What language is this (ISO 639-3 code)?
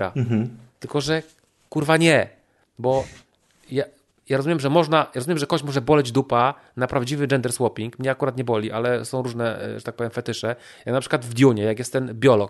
pol